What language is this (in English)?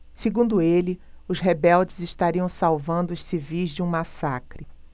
Portuguese